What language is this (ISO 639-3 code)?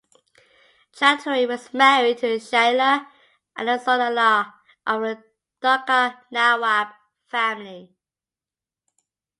eng